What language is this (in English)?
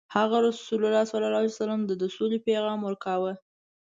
Pashto